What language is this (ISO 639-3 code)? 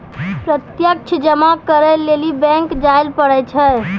mai